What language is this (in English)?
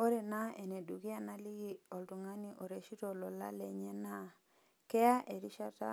Masai